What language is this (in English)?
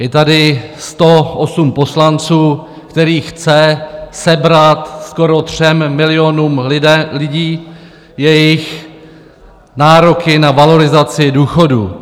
Czech